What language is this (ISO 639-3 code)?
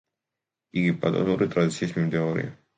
kat